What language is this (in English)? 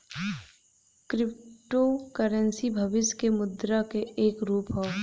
Bhojpuri